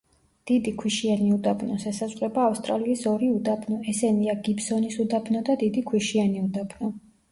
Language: Georgian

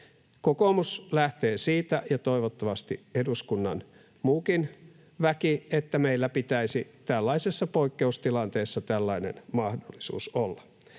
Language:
Finnish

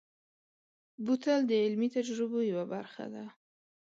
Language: Pashto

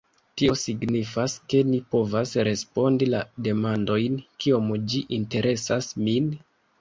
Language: Esperanto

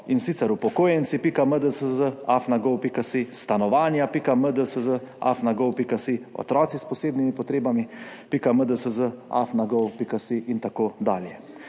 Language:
Slovenian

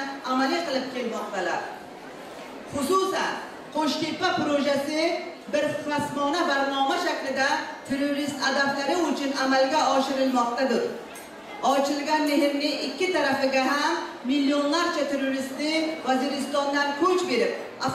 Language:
Turkish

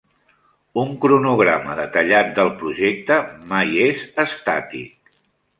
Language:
Catalan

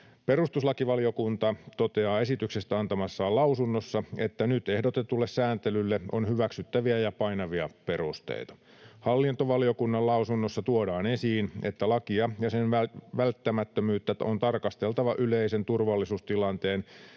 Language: Finnish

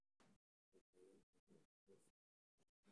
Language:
Somali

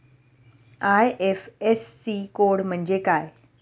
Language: Marathi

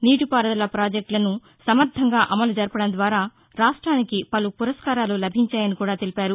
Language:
Telugu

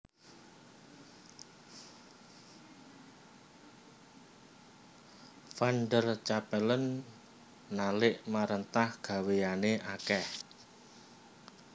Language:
Javanese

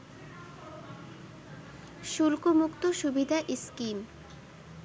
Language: Bangla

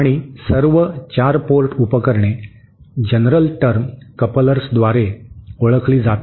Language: Marathi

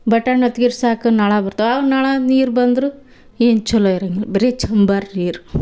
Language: Kannada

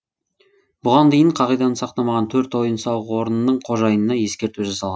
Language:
Kazakh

